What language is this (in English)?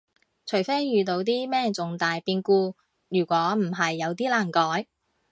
Cantonese